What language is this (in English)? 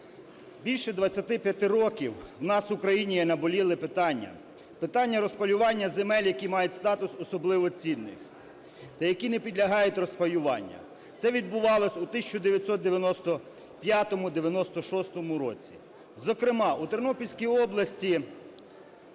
Ukrainian